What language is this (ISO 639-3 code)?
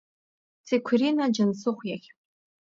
abk